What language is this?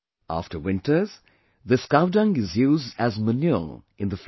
English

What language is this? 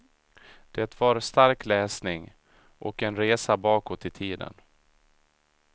Swedish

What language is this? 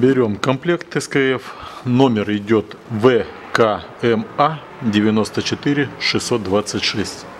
Russian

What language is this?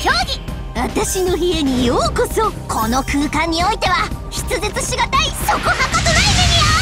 Japanese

